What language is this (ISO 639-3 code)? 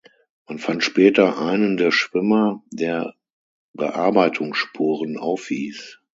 deu